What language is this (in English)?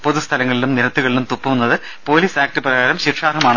Malayalam